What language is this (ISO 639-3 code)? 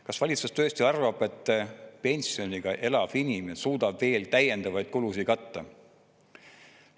est